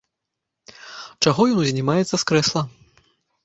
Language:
Belarusian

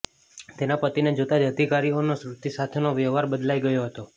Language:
Gujarati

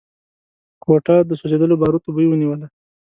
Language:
Pashto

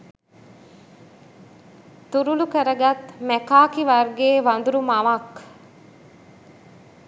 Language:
Sinhala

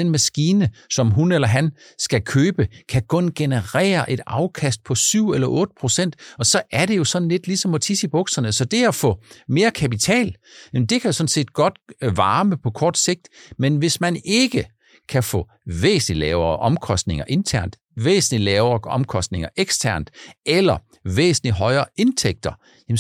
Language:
Danish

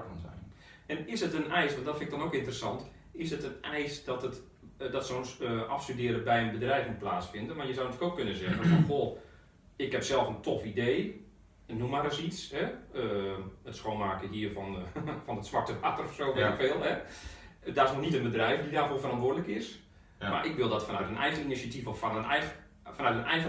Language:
Dutch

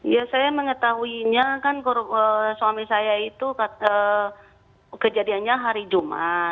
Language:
Indonesian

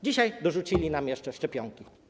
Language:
Polish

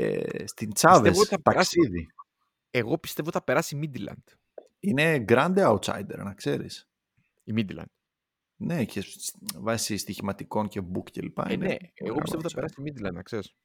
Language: Greek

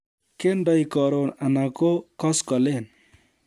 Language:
Kalenjin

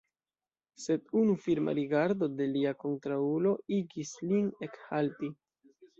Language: Esperanto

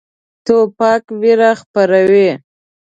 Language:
Pashto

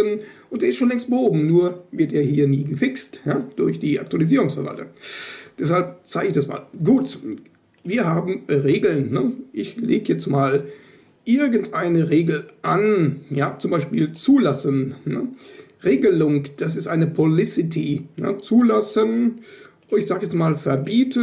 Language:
German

